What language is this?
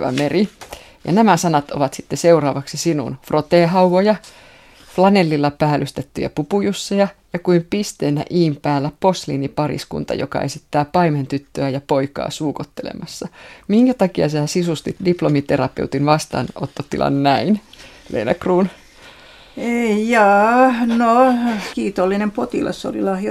Finnish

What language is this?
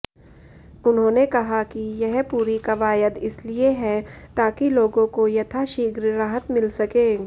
Hindi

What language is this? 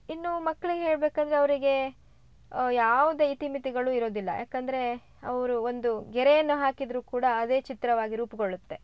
Kannada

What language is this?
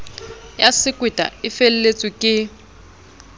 Southern Sotho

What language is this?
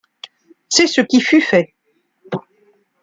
French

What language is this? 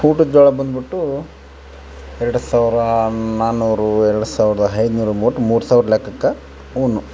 Kannada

